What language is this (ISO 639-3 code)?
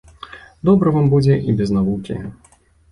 bel